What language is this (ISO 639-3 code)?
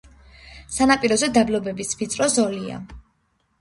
kat